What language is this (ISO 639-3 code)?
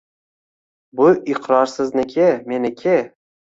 uzb